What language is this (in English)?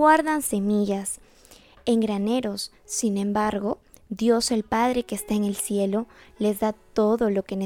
Spanish